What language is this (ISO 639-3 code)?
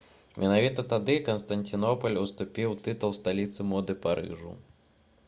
bel